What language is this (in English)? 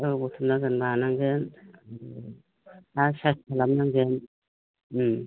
Bodo